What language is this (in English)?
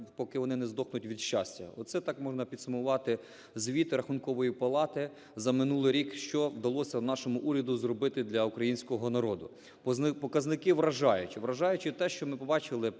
Ukrainian